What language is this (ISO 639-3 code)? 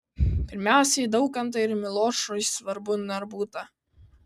lit